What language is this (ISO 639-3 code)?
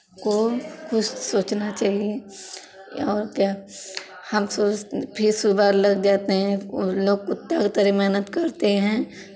hin